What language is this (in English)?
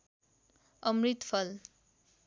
Nepali